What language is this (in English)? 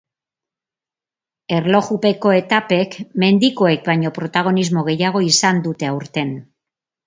Basque